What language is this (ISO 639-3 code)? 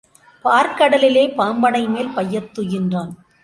tam